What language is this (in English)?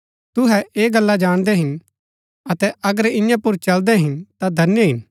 Gaddi